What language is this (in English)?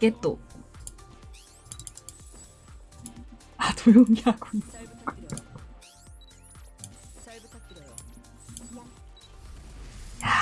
Korean